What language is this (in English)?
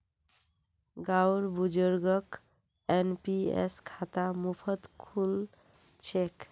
Magahi